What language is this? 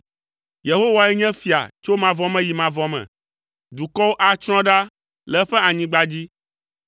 Ewe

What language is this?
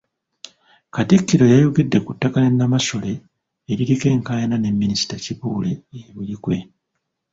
Ganda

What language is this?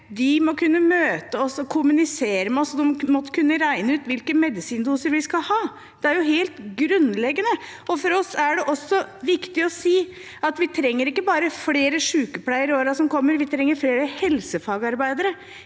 Norwegian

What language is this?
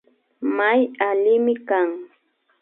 Imbabura Highland Quichua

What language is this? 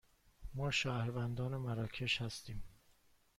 Persian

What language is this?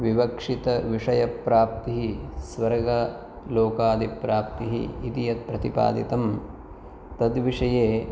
Sanskrit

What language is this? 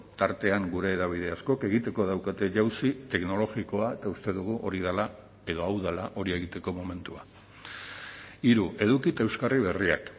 Basque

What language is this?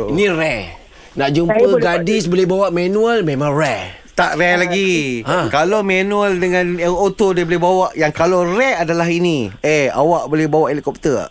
Malay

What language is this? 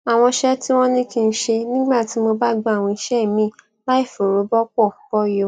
Yoruba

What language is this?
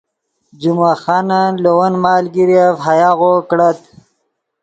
Yidgha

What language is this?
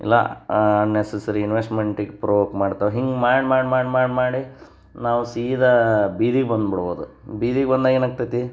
Kannada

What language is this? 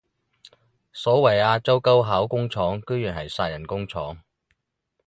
Cantonese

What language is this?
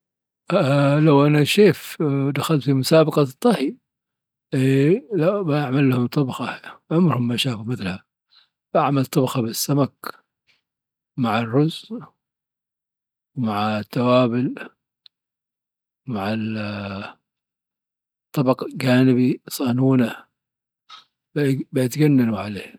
Dhofari Arabic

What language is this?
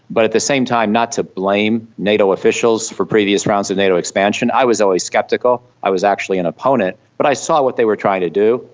English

